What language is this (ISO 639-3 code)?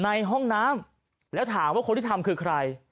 tha